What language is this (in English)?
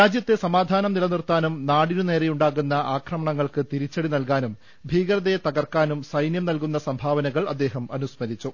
Malayalam